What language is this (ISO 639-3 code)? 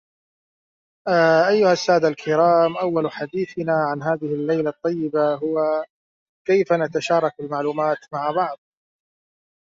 ara